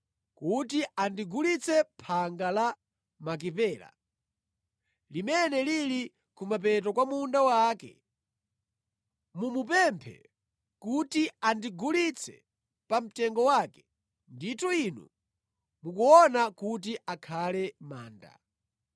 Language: Nyanja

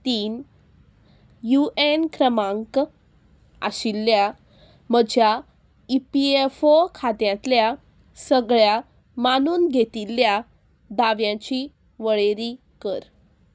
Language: Konkani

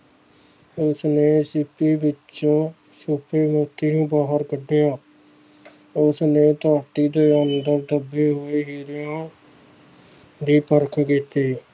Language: Punjabi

